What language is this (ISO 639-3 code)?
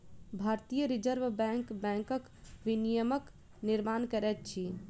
mai